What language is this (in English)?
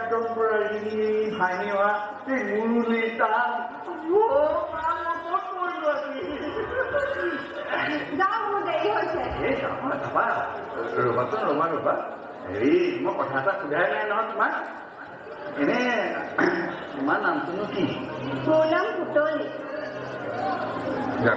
Indonesian